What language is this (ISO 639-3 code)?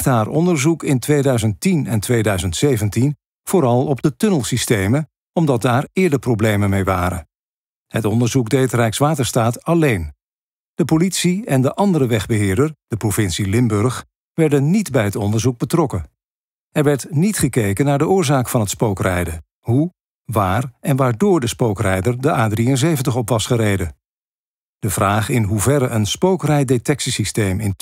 nld